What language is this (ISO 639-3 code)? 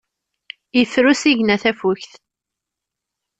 kab